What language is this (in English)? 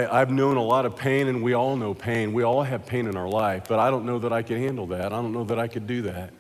English